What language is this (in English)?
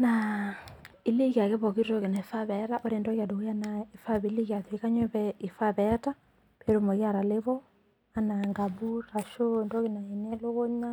Masai